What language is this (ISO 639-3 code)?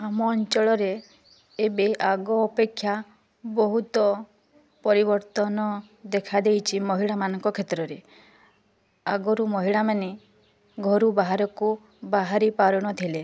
ori